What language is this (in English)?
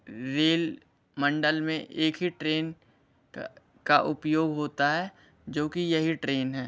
Hindi